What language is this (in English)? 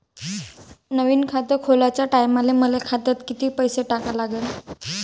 Marathi